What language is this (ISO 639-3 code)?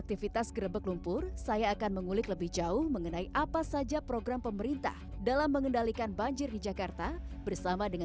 ind